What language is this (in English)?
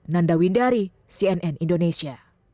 Indonesian